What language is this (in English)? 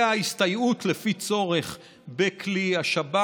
Hebrew